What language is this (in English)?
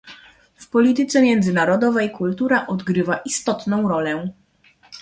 Polish